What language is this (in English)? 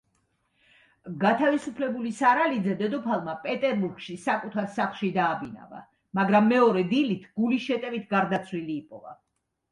Georgian